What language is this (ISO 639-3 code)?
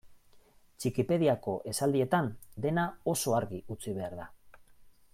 eus